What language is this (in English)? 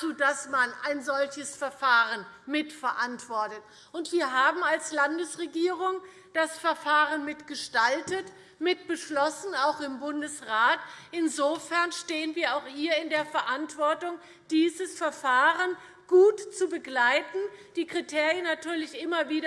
German